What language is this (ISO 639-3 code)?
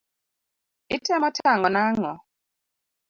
luo